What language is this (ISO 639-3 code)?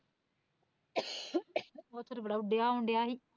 pan